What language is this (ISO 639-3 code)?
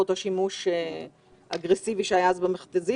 heb